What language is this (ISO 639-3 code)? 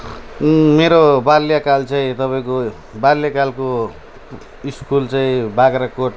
nep